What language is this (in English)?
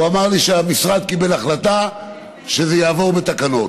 Hebrew